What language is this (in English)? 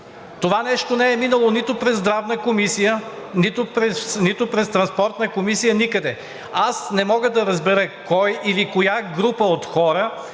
Bulgarian